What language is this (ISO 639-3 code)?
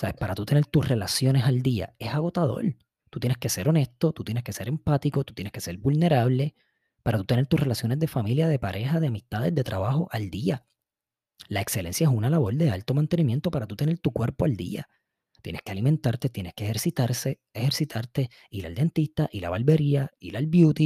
spa